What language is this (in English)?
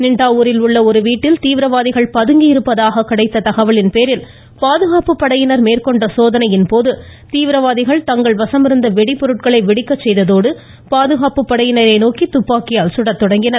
Tamil